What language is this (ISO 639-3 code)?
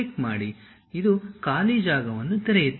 kan